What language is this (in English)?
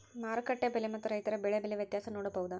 Kannada